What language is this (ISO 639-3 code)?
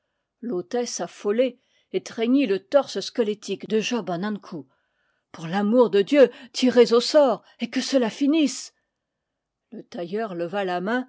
fra